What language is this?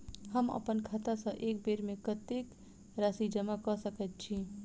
Maithili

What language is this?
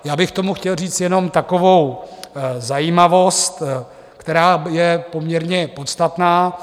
Czech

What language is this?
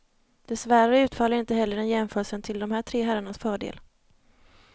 Swedish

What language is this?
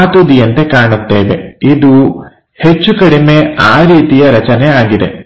Kannada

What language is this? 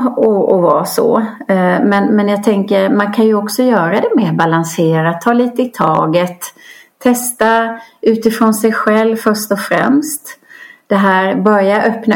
Swedish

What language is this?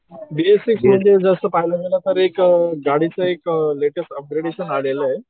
Marathi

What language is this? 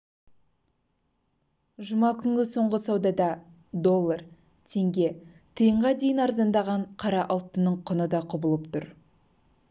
Kazakh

